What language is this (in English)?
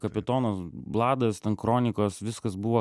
Lithuanian